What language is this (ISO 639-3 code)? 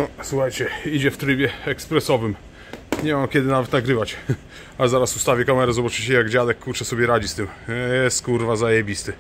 pol